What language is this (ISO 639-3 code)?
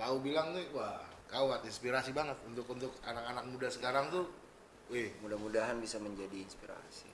ind